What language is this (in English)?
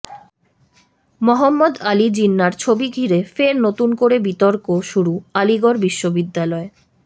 Bangla